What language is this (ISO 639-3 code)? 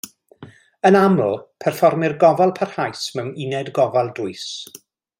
cym